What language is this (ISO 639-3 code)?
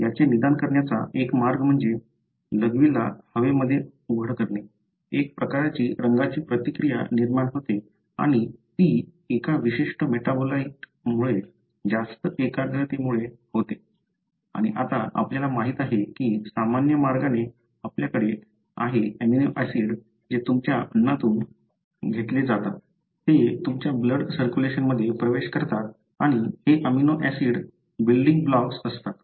mar